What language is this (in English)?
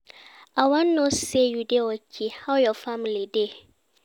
Nigerian Pidgin